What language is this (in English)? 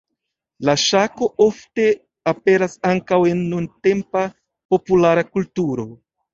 Esperanto